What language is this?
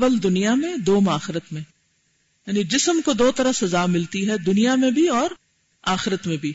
Urdu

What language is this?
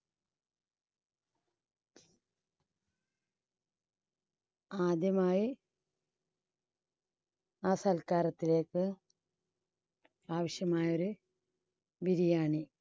Malayalam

